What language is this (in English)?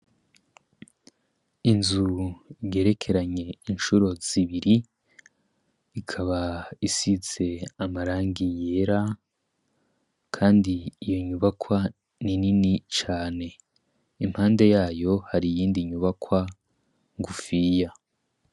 Rundi